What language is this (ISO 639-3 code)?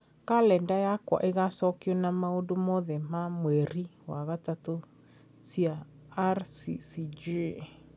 kik